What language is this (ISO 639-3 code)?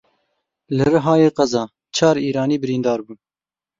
kur